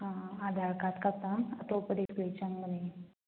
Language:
Manipuri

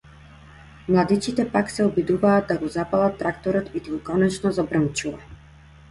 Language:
Macedonian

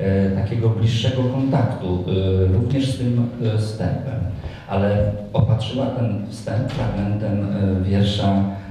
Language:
Polish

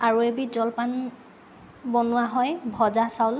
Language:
Assamese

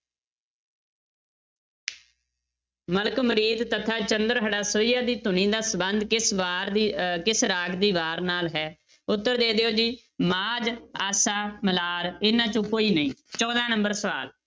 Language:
Punjabi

